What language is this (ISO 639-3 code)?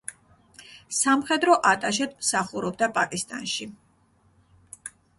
kat